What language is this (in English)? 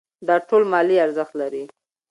Pashto